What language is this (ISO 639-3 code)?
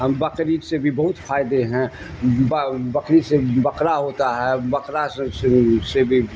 urd